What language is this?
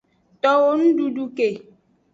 Aja (Benin)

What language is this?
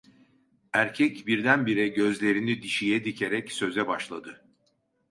Turkish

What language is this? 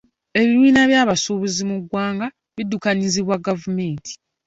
Ganda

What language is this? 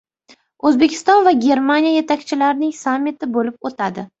Uzbek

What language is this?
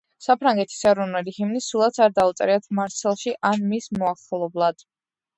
Georgian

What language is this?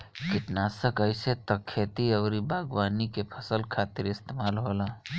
Bhojpuri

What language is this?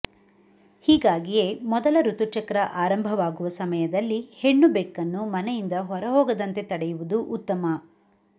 Kannada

